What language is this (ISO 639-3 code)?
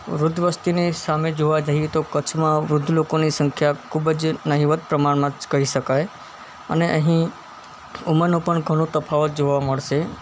guj